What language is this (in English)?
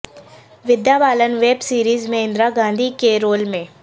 Urdu